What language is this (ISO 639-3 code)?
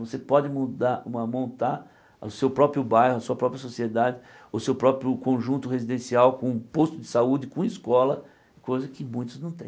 por